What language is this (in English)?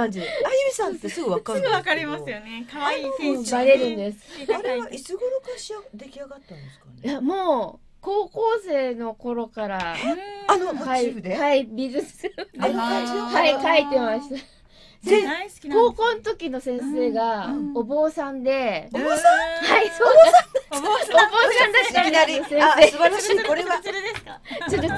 Japanese